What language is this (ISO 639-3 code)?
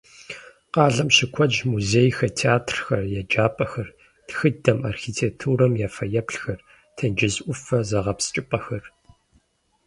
kbd